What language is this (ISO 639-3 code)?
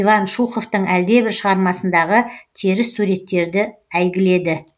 kaz